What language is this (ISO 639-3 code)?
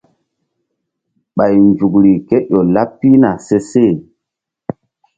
mdd